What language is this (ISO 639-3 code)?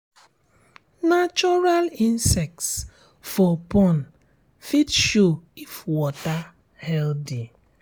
pcm